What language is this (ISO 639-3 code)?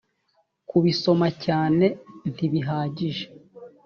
kin